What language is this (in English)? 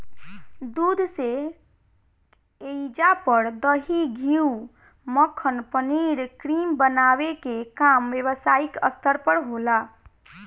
Bhojpuri